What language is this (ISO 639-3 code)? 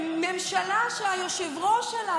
heb